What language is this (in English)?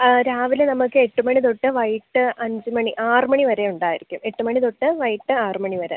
Malayalam